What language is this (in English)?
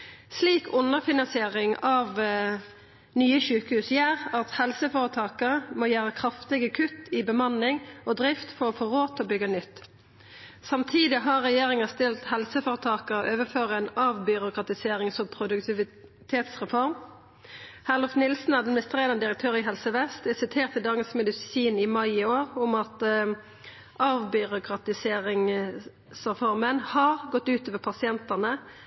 Norwegian Nynorsk